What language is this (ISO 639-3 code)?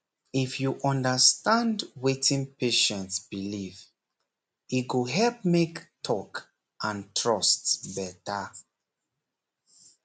pcm